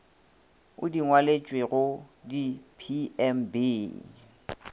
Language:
Northern Sotho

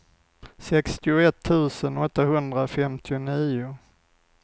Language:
Swedish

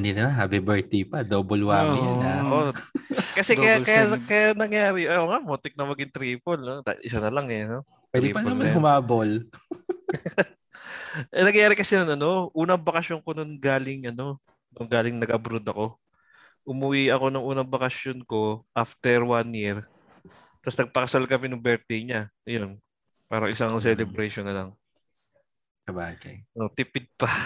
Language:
Filipino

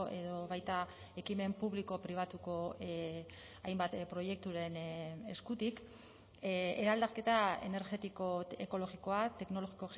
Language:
Basque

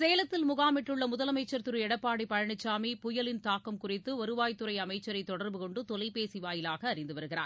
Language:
Tamil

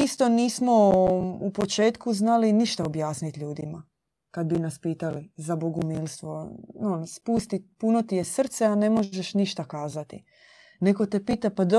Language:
Croatian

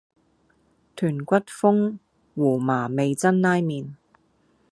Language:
Cantonese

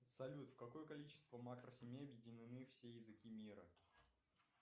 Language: Russian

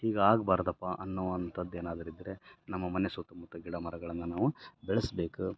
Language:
Kannada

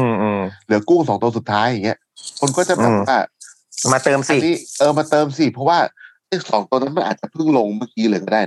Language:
Thai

